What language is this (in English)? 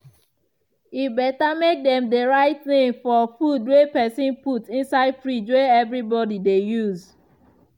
Nigerian Pidgin